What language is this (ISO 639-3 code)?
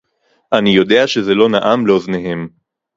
heb